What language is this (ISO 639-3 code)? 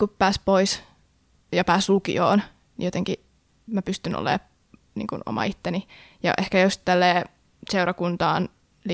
fin